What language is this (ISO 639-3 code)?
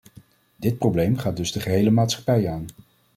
nld